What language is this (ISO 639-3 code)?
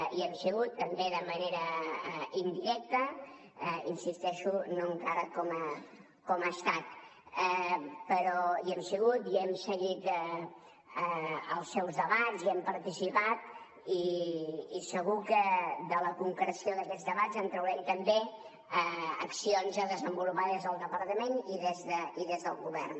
cat